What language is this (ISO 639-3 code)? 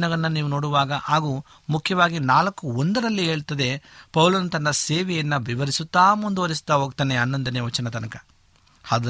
kan